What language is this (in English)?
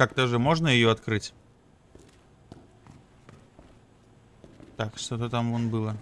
Russian